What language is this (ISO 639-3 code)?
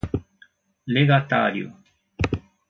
por